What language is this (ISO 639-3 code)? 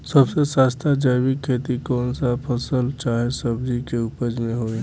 bho